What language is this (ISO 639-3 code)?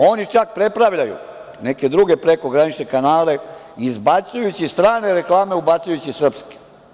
srp